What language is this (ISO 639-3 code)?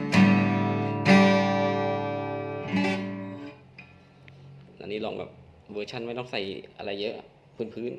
tha